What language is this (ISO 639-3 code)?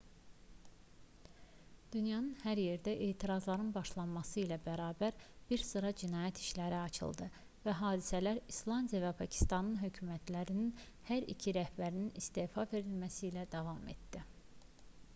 aze